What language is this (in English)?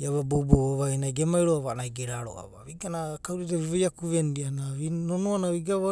Abadi